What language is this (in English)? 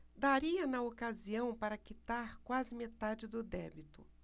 Portuguese